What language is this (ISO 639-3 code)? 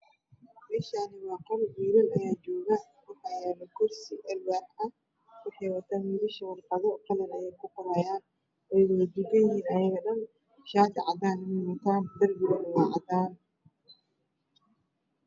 som